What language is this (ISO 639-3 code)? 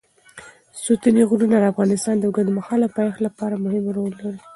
pus